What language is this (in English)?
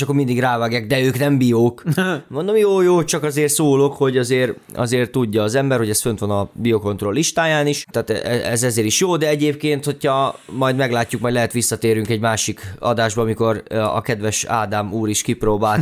Hungarian